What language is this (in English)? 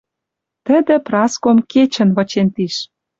Western Mari